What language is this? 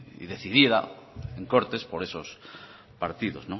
Spanish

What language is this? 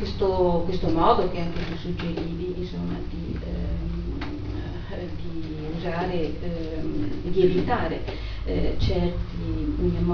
Italian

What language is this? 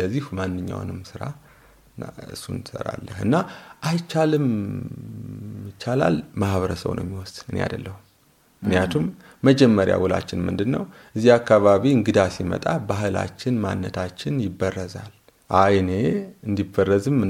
Amharic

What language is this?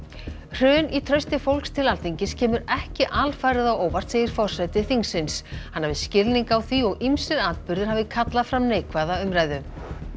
Icelandic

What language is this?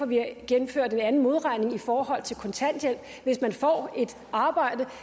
Danish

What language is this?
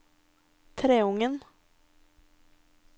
Norwegian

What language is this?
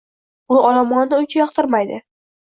Uzbek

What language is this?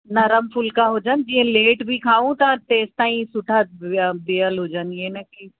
Sindhi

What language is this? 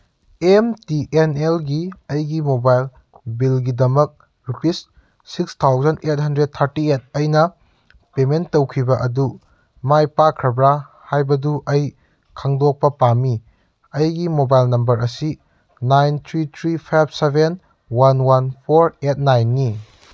Manipuri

